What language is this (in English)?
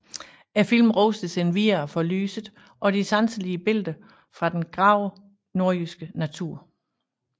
Danish